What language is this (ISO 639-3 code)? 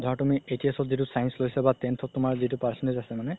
asm